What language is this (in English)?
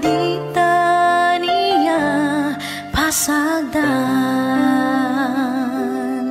Indonesian